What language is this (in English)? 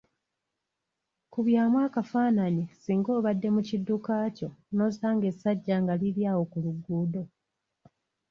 Ganda